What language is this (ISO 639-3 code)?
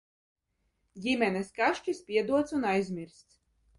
lav